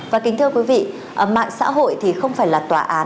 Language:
Vietnamese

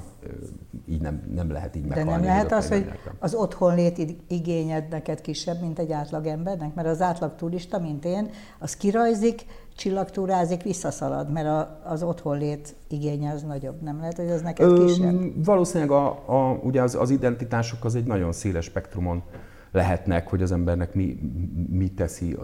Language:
Hungarian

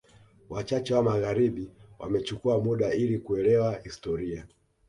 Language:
Swahili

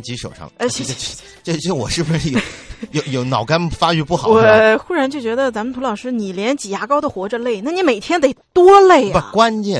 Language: Chinese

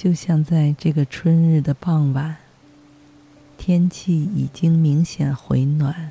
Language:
Chinese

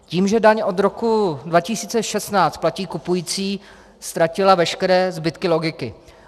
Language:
Czech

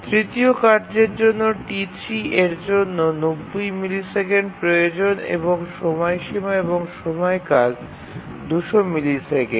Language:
Bangla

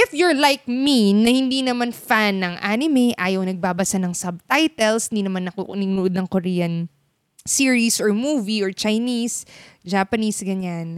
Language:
Filipino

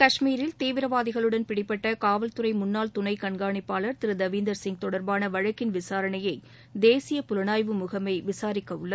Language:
Tamil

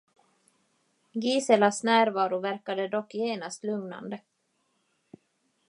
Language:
Swedish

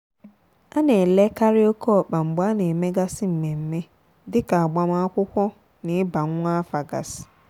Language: Igbo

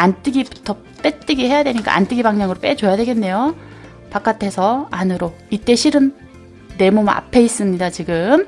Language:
Korean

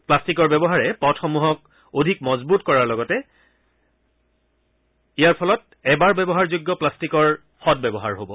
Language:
Assamese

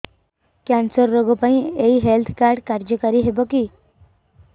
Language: Odia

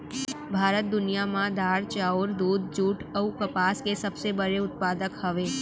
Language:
Chhattisgarhi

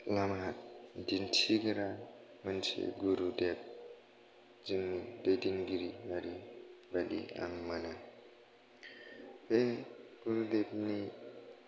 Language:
Bodo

